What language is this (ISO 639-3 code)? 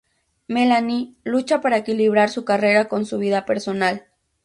spa